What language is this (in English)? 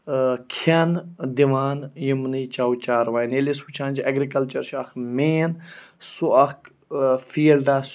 Kashmiri